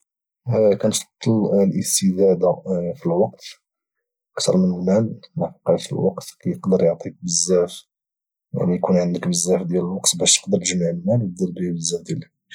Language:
Moroccan Arabic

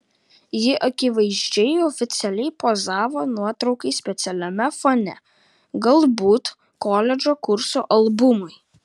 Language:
Lithuanian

